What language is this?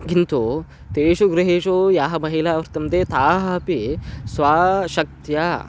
Sanskrit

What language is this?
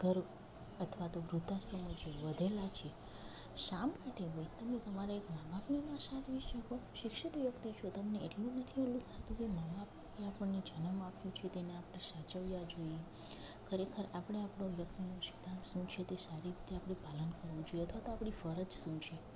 Gujarati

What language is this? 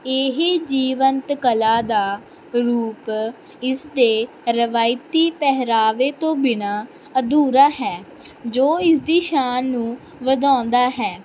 Punjabi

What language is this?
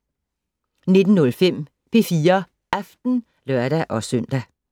Danish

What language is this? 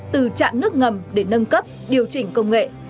Vietnamese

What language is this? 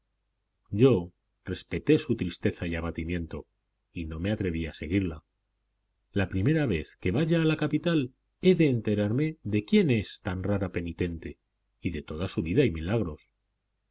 Spanish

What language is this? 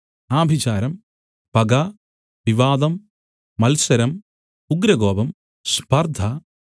Malayalam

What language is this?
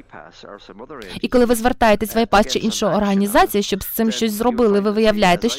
Ukrainian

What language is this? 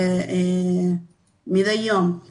Hebrew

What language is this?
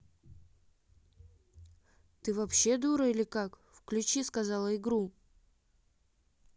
Russian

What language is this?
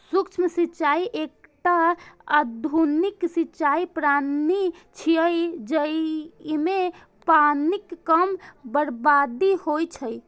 Maithili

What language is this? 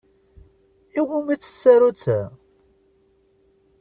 Kabyle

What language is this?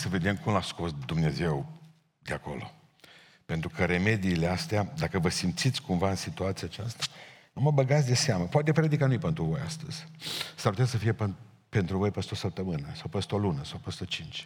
Romanian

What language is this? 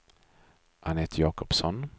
Swedish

